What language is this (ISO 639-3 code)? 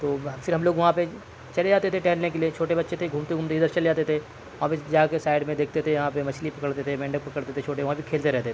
urd